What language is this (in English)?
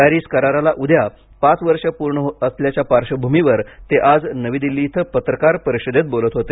Marathi